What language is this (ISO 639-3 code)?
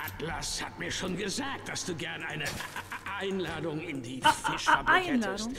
deu